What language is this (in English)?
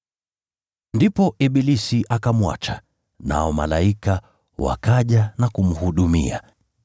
Swahili